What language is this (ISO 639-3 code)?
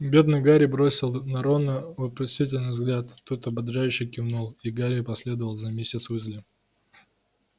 rus